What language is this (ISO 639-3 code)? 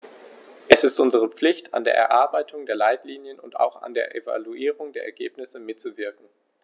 deu